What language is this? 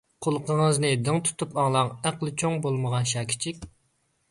Uyghur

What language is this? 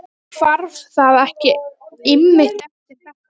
Icelandic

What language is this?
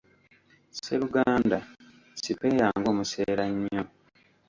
Ganda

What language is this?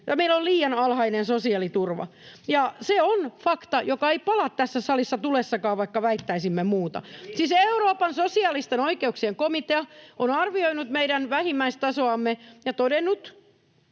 Finnish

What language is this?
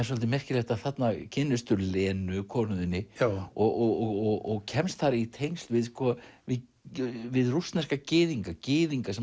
Icelandic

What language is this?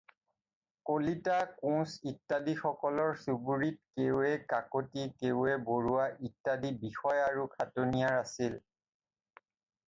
Assamese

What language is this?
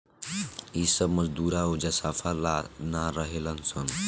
Bhojpuri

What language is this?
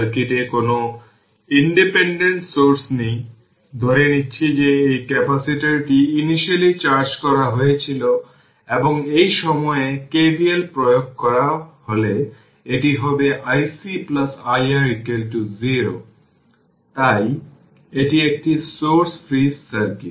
Bangla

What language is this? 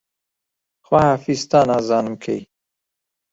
Central Kurdish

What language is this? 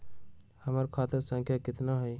Magahi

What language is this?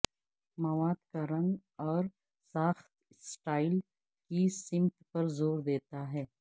Urdu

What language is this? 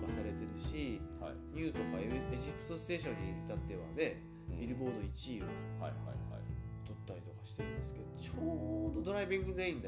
Japanese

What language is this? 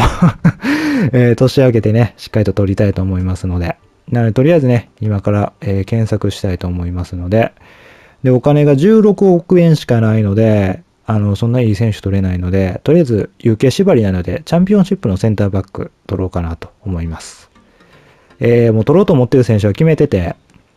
Japanese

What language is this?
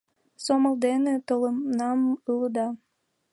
Mari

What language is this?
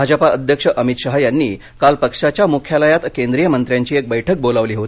Marathi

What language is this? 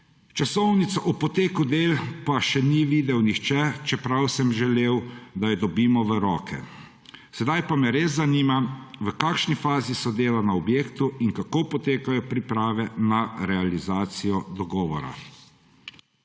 Slovenian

